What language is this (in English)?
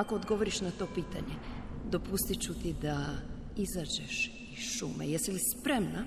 Croatian